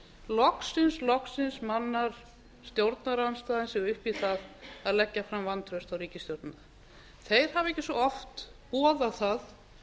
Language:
Icelandic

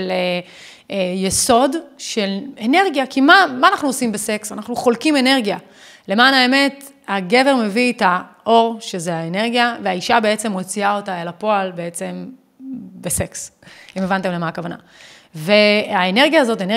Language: Hebrew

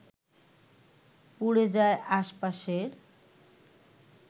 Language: Bangla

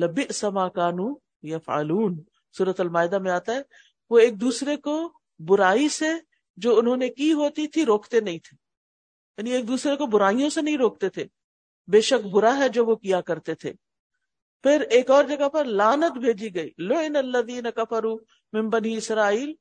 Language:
Urdu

